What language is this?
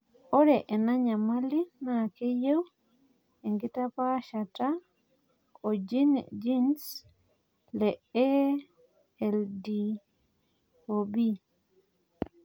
Masai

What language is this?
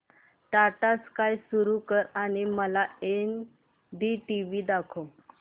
Marathi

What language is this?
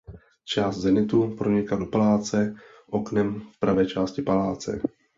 Czech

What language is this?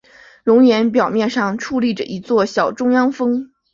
Chinese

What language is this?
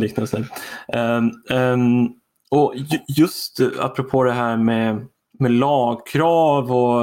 Swedish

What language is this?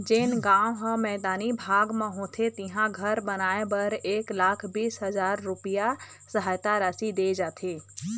Chhattisgarhi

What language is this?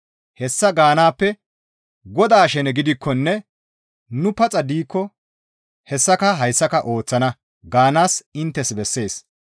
Gamo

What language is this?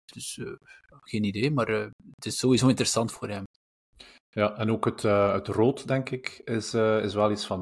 Dutch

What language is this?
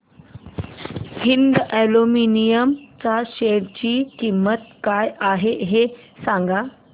Marathi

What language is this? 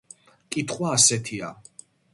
Georgian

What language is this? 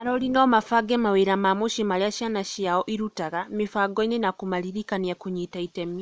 Kikuyu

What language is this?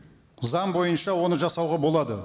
Kazakh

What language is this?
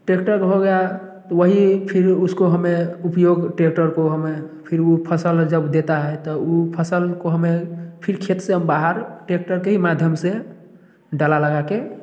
Hindi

